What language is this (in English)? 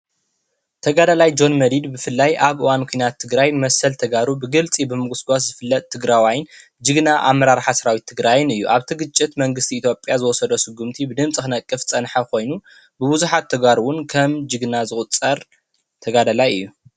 Tigrinya